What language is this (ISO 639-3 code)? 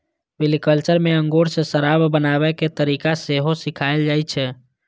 mai